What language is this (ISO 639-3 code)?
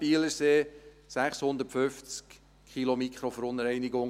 gsw